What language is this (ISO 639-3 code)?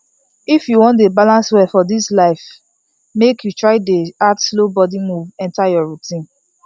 pcm